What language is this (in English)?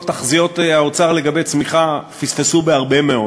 Hebrew